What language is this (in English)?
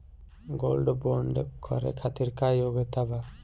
Bhojpuri